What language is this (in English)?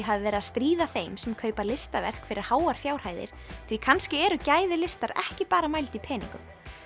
Icelandic